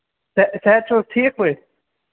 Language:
Kashmiri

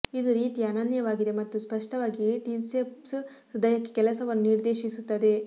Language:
Kannada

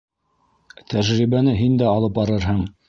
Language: Bashkir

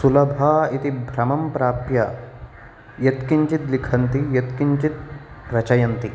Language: Sanskrit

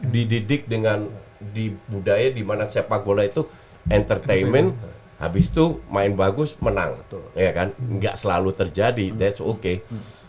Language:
Indonesian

